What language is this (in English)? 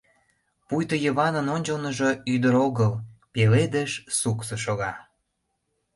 Mari